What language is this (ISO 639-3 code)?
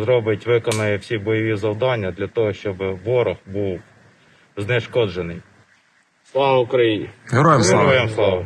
ukr